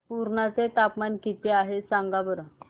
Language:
Marathi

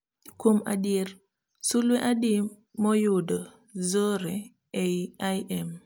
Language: Luo (Kenya and Tanzania)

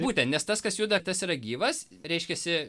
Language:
Lithuanian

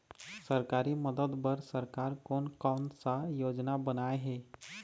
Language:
Chhattisgarhi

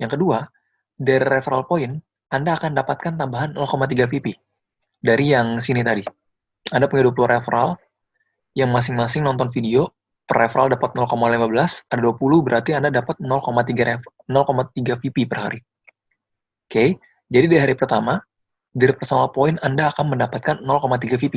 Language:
Indonesian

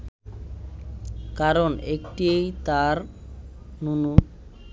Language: Bangla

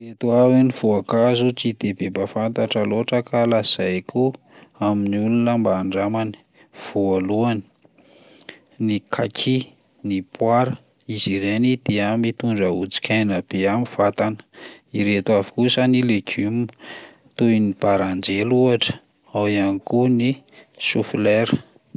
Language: Malagasy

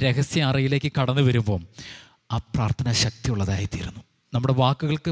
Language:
Malayalam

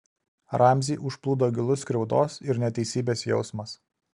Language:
Lithuanian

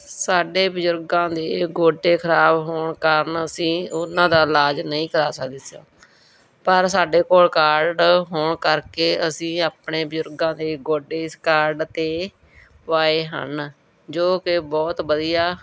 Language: Punjabi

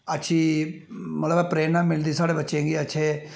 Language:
Dogri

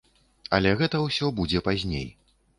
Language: Belarusian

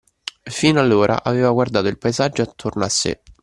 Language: Italian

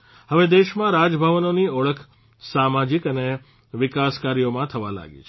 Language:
Gujarati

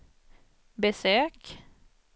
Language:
Swedish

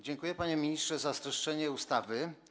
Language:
Polish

